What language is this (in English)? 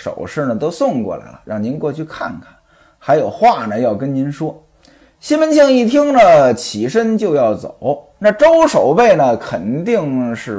Chinese